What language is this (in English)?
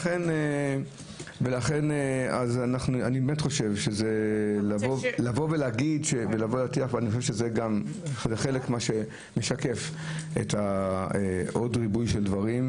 Hebrew